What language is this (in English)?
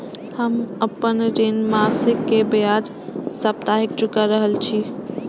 Maithili